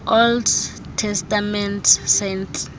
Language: Xhosa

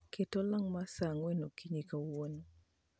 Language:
Luo (Kenya and Tanzania)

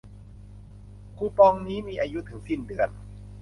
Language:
Thai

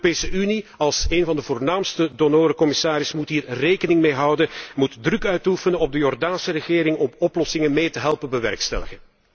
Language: Dutch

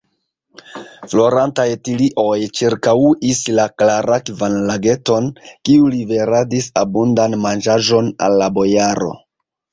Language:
Esperanto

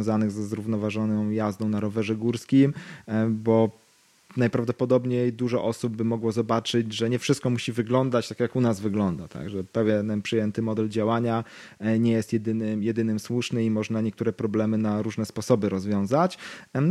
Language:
Polish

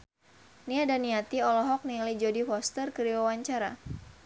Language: Sundanese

